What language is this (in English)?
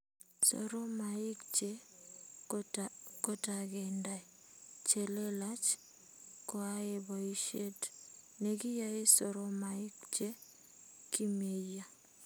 Kalenjin